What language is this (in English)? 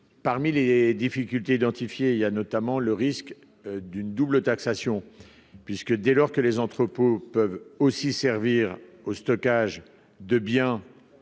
French